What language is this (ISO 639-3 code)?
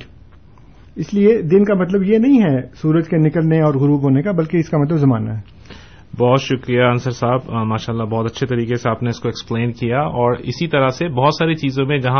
urd